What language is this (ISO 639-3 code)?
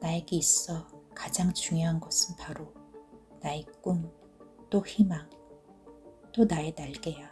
kor